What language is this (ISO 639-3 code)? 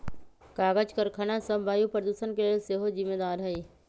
mag